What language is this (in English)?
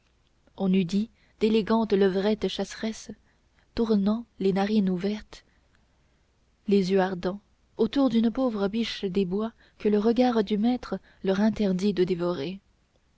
French